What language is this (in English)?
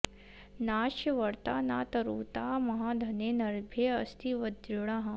Sanskrit